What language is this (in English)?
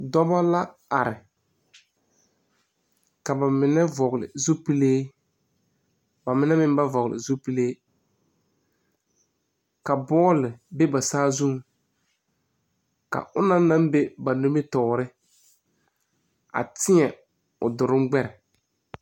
Southern Dagaare